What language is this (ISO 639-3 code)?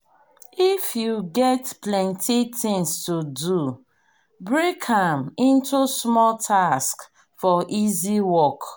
pcm